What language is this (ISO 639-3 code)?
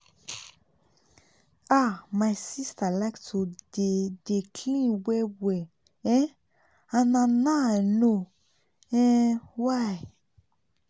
pcm